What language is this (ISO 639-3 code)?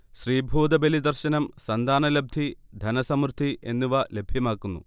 mal